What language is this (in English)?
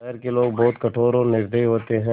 Hindi